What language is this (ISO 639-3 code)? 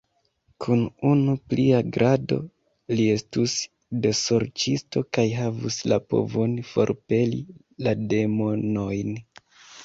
epo